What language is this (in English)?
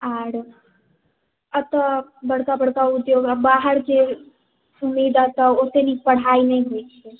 Maithili